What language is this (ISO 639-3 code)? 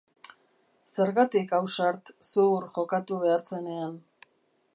eus